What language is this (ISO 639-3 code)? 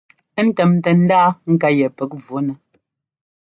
jgo